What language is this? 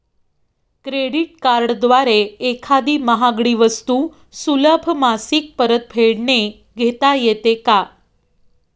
Marathi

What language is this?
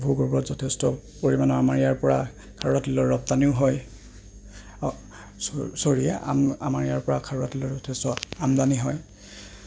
Assamese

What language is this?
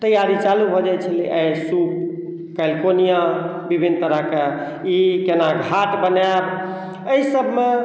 Maithili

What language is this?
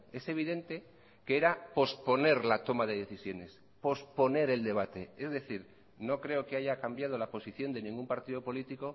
Spanish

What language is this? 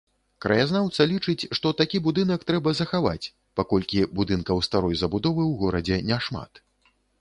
Belarusian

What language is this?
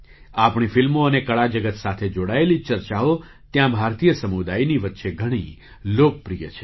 Gujarati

